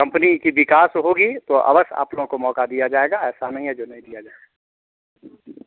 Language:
Hindi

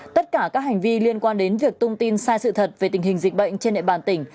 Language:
Vietnamese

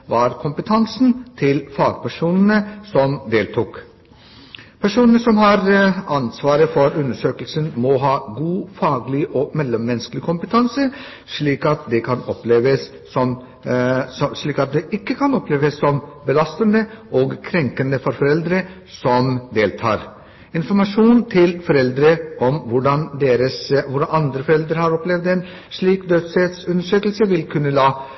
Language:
Norwegian Bokmål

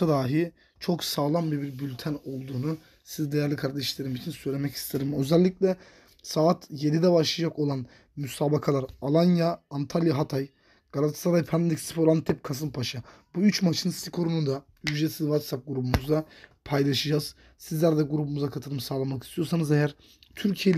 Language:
Turkish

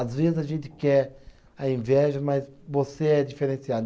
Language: Portuguese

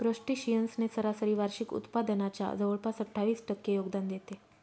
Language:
Marathi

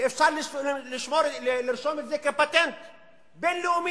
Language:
Hebrew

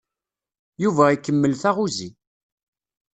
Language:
Kabyle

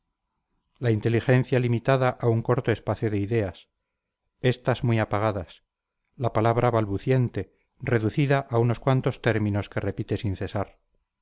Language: Spanish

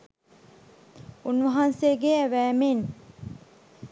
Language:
Sinhala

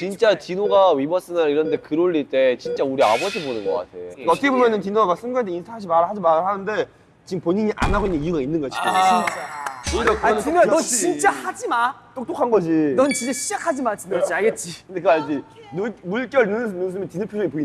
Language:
Korean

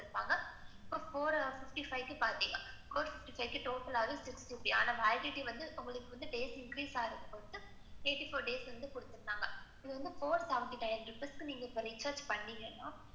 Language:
Tamil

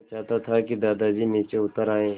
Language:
Hindi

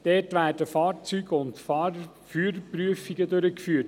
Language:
Swiss German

